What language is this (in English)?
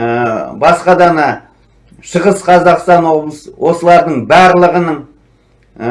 Turkish